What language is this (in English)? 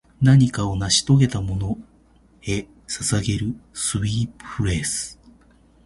Japanese